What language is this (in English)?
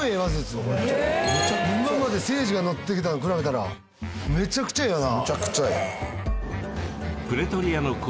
Japanese